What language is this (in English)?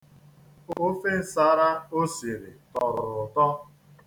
Igbo